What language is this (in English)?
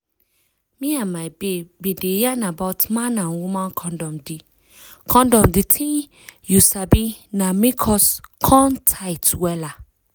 Nigerian Pidgin